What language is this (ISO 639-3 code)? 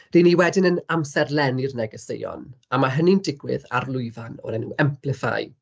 cym